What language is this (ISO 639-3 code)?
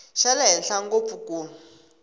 tso